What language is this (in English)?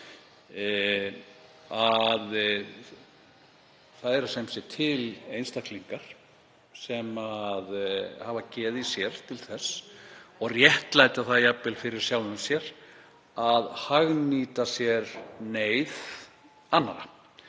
Icelandic